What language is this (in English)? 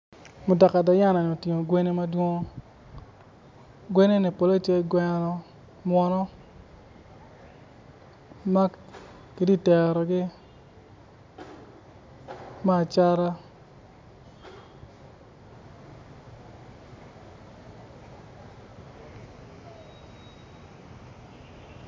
Acoli